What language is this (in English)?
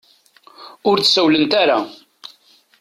Kabyle